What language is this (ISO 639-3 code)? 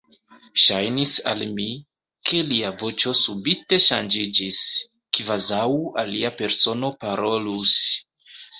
epo